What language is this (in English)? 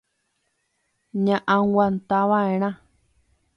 Guarani